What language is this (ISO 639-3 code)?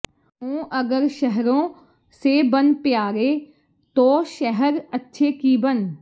pan